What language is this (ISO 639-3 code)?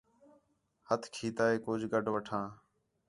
xhe